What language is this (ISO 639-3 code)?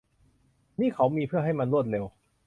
tha